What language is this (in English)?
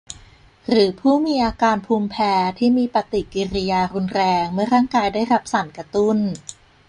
Thai